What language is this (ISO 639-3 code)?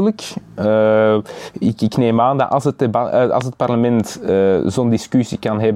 nld